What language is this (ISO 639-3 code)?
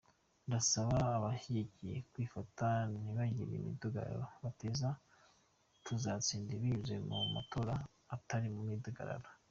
kin